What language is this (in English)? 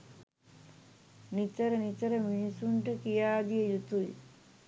Sinhala